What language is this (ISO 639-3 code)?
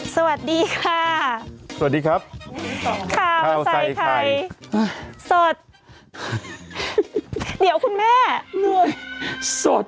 tha